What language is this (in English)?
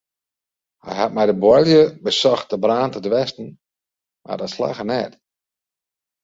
Western Frisian